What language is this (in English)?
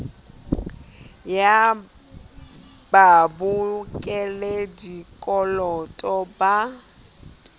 Southern Sotho